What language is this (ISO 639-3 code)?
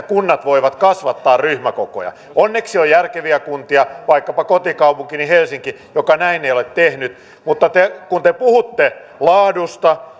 fin